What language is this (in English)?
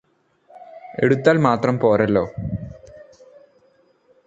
Malayalam